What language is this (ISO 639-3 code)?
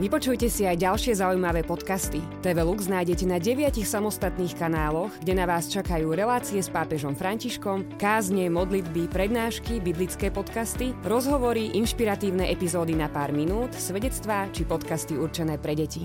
slk